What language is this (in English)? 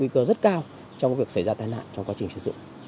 Vietnamese